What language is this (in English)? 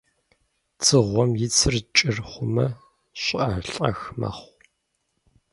Kabardian